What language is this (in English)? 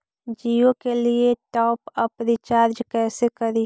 Magahi